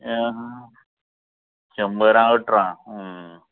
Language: Konkani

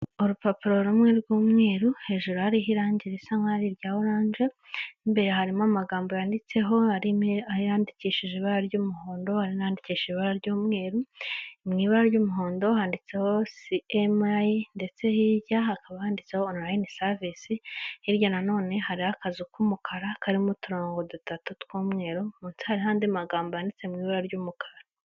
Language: Kinyarwanda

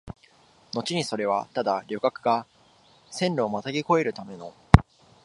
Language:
Japanese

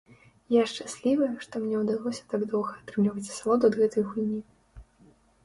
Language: Belarusian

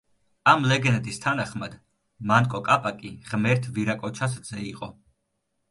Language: Georgian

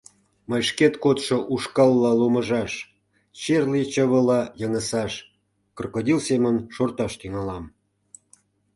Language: Mari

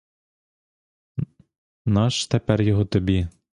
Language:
Ukrainian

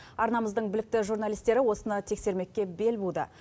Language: Kazakh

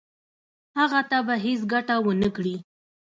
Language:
Pashto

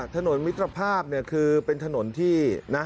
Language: Thai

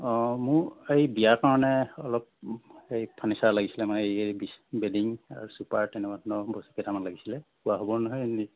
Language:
Assamese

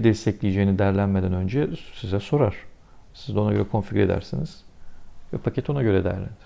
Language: Turkish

